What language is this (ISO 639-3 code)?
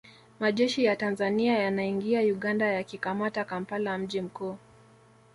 swa